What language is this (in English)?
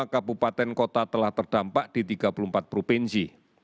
Indonesian